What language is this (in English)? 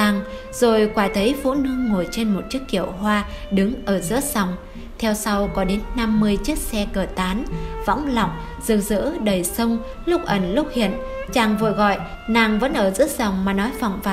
Vietnamese